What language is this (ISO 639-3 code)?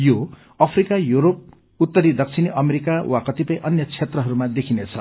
nep